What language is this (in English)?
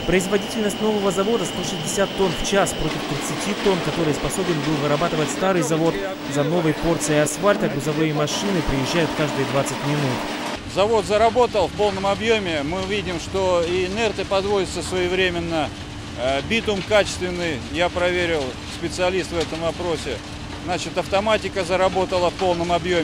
Russian